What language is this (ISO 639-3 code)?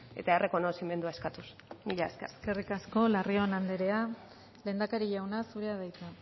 eus